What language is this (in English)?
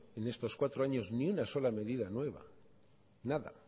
Spanish